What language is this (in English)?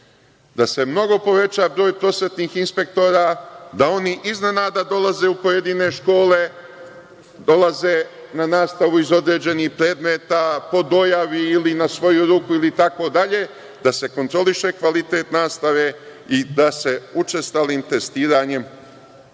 Serbian